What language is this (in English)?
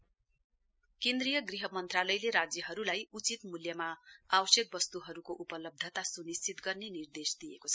Nepali